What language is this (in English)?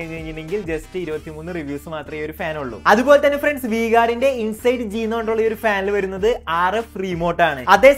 Malayalam